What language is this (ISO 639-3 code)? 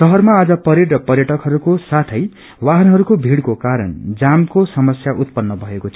nep